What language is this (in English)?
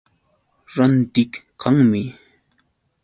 Yauyos Quechua